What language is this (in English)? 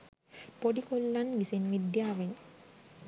Sinhala